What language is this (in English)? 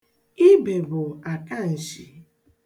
Igbo